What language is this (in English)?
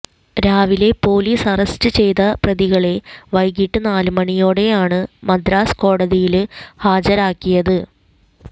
Malayalam